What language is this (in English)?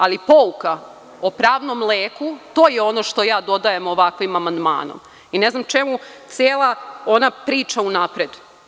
Serbian